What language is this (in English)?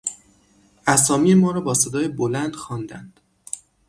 Persian